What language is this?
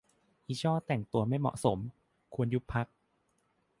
Thai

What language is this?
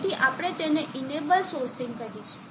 Gujarati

